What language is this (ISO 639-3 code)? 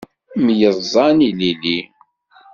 kab